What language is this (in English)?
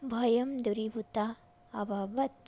Sanskrit